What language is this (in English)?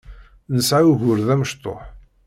Kabyle